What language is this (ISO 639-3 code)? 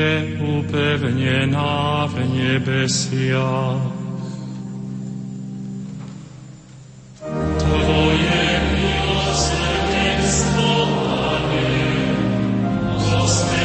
slk